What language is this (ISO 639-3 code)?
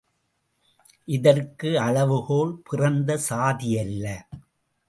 tam